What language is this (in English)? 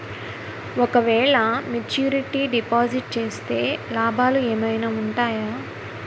Telugu